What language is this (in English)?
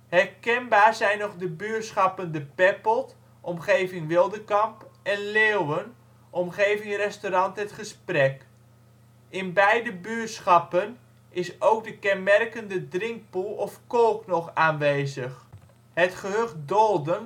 Dutch